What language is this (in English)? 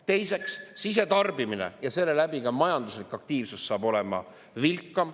Estonian